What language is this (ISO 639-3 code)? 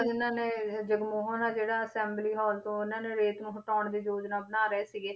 pan